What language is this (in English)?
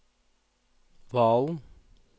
Norwegian